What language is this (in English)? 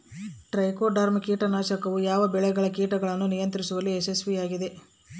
Kannada